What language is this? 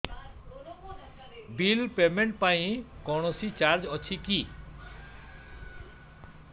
Odia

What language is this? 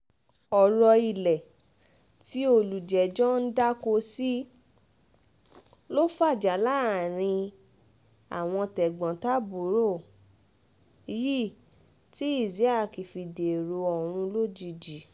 Yoruba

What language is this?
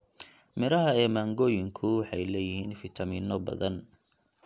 Somali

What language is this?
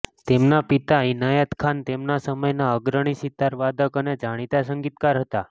Gujarati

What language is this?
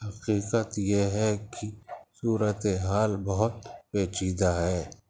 Urdu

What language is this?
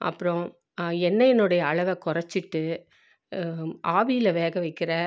Tamil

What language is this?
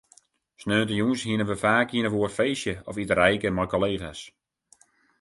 Western Frisian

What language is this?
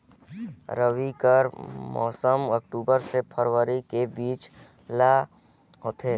Chhattisgarhi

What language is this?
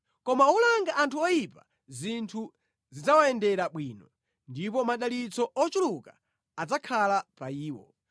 Nyanja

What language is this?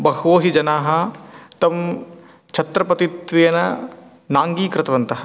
Sanskrit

